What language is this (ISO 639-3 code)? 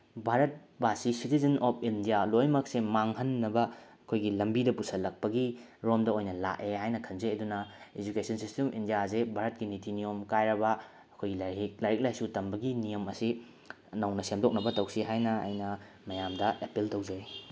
mni